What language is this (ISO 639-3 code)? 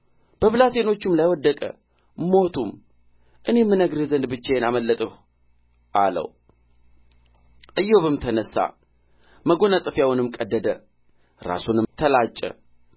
amh